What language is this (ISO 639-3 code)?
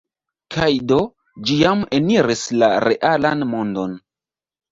epo